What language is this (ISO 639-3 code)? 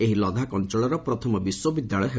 ori